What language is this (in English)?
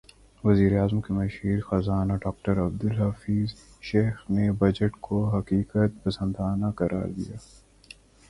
Urdu